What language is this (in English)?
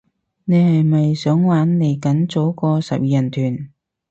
Cantonese